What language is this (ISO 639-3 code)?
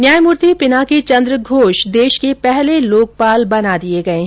hin